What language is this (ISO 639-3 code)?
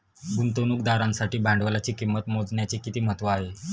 mar